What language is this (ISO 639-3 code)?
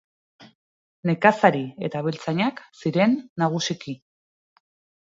eus